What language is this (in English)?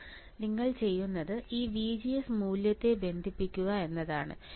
Malayalam